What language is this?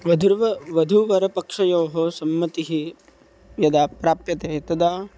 Sanskrit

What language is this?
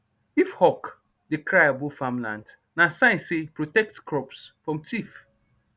Nigerian Pidgin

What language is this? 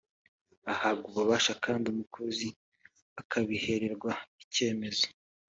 Kinyarwanda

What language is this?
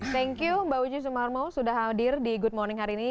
Indonesian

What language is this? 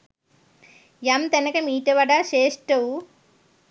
Sinhala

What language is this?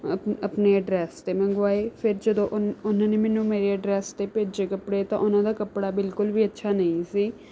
Punjabi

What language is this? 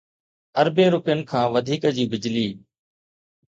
Sindhi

